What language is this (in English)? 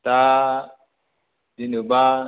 Bodo